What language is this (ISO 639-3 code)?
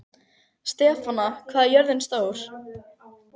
isl